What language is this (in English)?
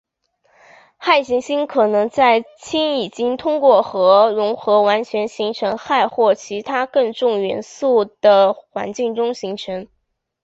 Chinese